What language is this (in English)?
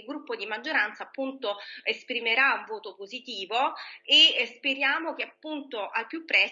Italian